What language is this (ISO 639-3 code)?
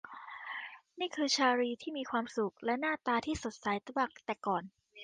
tha